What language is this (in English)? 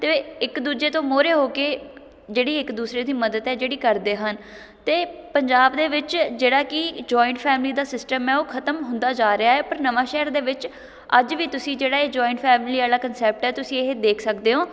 Punjabi